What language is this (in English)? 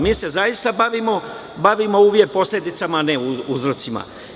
Serbian